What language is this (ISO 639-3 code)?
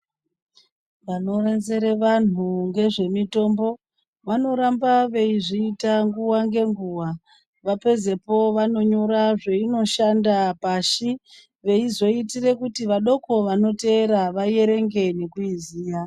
ndc